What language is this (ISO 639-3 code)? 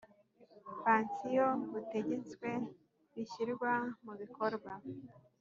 kin